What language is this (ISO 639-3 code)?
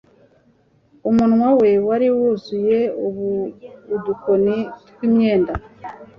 kin